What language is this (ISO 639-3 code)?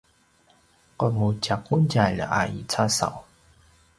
pwn